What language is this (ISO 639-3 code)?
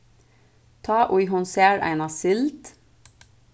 fao